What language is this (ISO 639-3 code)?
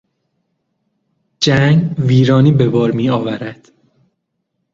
fas